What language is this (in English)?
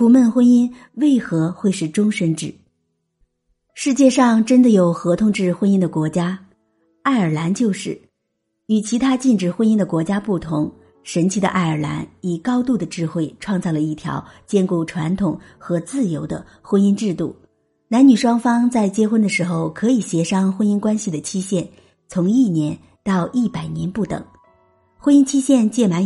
Chinese